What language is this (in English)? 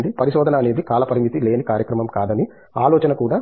Telugu